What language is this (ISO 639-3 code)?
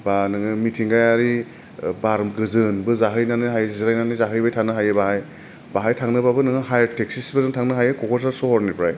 brx